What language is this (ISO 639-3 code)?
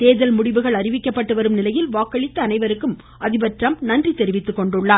tam